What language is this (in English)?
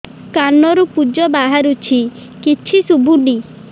Odia